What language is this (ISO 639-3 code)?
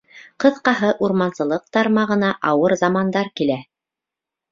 bak